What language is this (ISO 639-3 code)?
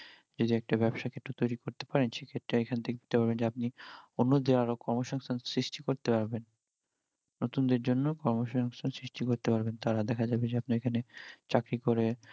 ben